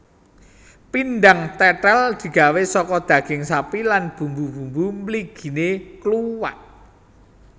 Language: Javanese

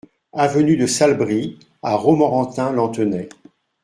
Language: French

